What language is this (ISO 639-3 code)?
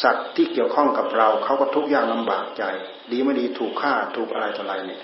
tha